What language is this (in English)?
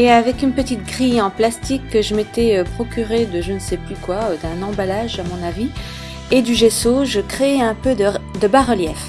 French